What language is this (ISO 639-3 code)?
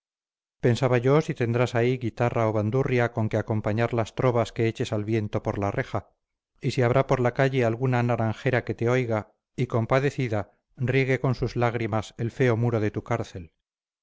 spa